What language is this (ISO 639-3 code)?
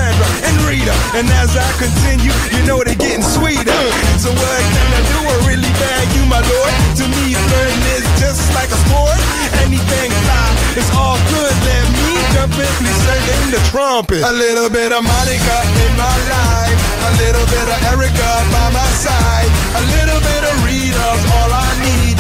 slk